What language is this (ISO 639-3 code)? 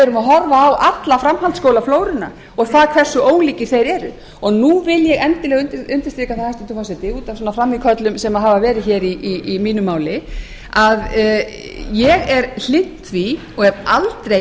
isl